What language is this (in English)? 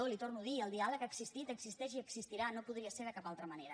Catalan